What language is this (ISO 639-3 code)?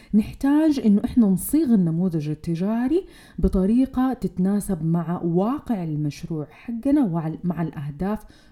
ara